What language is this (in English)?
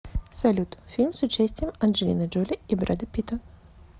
Russian